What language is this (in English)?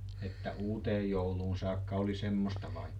Finnish